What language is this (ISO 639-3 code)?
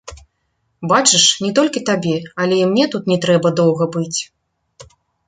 bel